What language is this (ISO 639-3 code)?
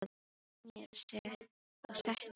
isl